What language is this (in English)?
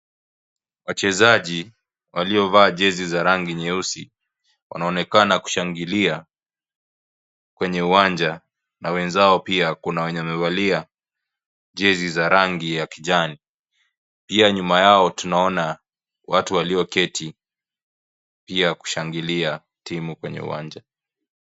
Swahili